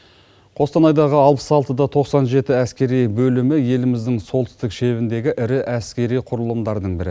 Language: Kazakh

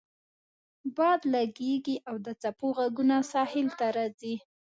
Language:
Pashto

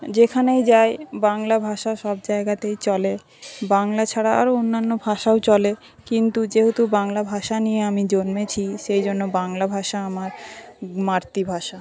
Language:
Bangla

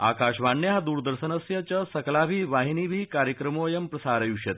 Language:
Sanskrit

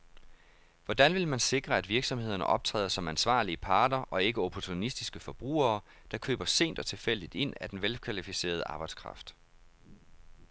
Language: Danish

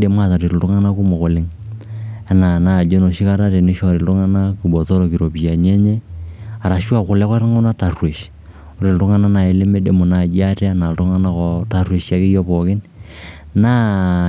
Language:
Masai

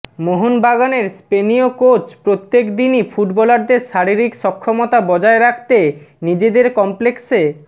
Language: Bangla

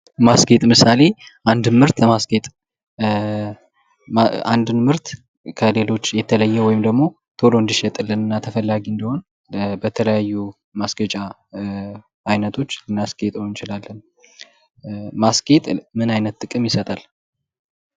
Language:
Amharic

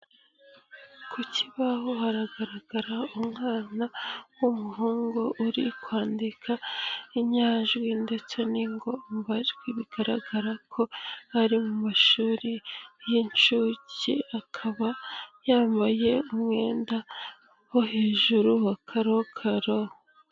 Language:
Kinyarwanda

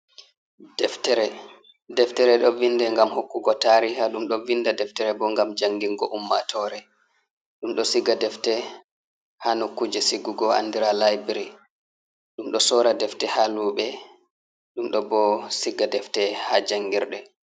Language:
Fula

